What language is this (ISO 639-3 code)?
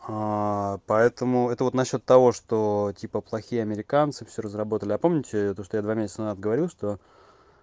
rus